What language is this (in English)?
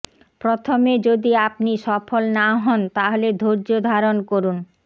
Bangla